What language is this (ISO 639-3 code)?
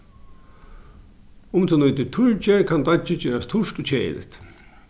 fao